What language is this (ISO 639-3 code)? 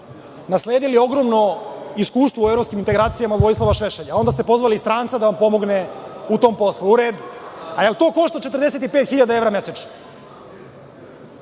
srp